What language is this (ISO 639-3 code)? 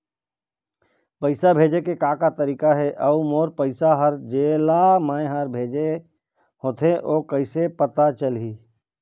hne